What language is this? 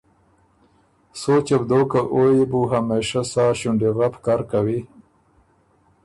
Ormuri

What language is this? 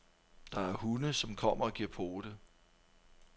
Danish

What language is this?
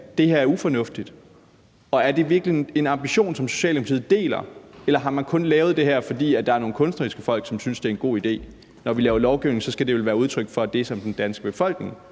Danish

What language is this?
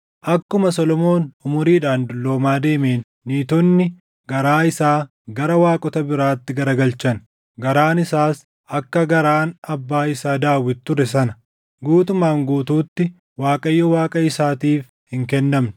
Oromo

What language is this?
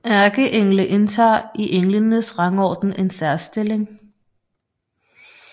Danish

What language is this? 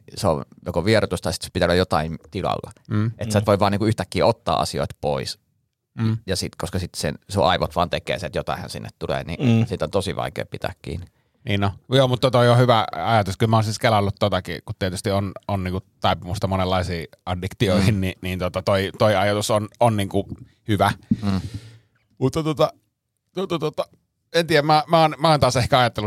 Finnish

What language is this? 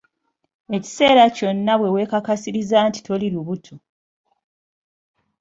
Ganda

